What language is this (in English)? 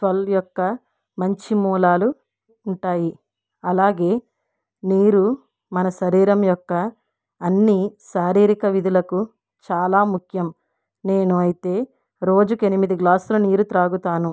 Telugu